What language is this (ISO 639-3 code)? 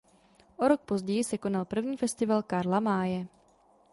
ces